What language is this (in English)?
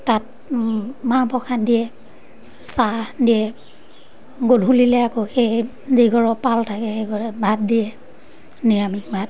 Assamese